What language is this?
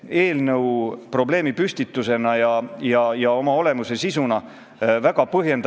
Estonian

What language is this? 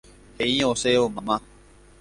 Guarani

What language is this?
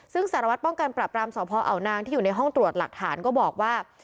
Thai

